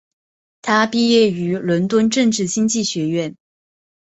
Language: Chinese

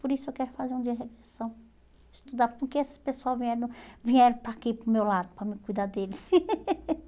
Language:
Portuguese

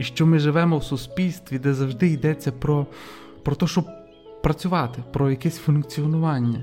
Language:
Ukrainian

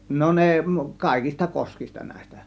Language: Finnish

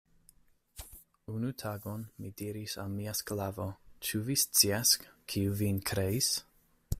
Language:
Esperanto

